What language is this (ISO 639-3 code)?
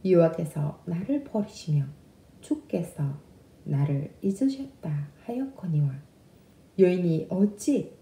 kor